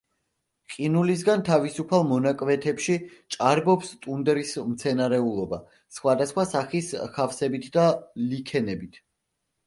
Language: Georgian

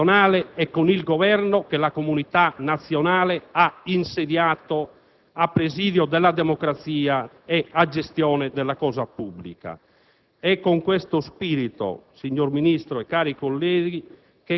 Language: Italian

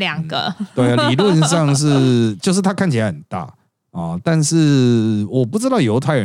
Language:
Chinese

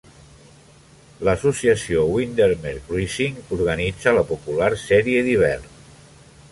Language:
Catalan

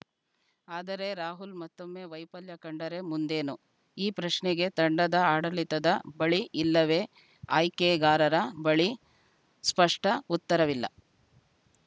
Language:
Kannada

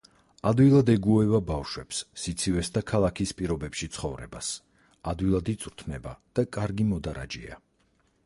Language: Georgian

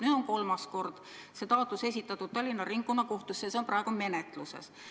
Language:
Estonian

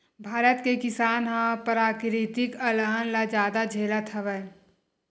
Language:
Chhattisgarhi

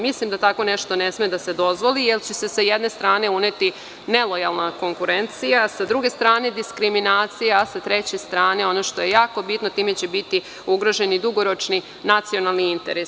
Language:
Serbian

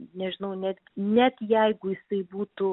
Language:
Lithuanian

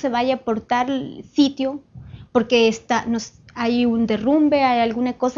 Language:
Spanish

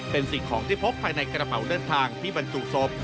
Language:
Thai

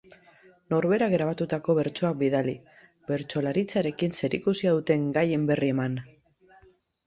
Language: Basque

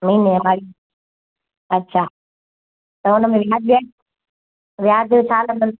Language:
Sindhi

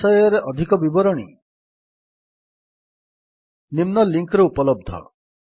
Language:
Odia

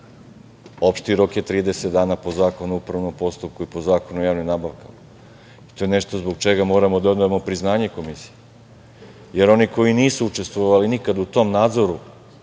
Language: Serbian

